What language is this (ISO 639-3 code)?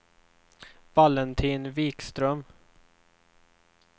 swe